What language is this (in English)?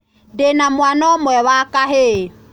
Kikuyu